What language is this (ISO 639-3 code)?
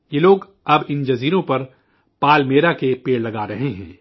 urd